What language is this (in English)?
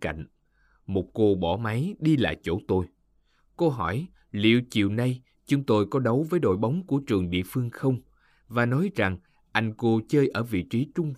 Vietnamese